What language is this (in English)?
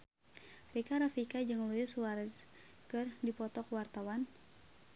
Sundanese